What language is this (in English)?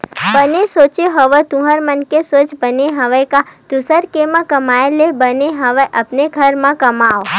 Chhattisgarhi